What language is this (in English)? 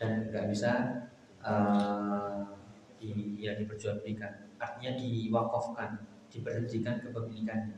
Indonesian